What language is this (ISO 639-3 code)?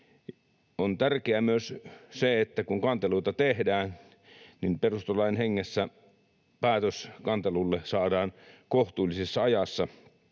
fin